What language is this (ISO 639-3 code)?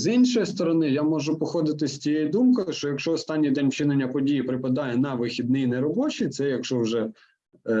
ukr